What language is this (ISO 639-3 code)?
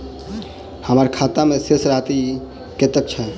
mai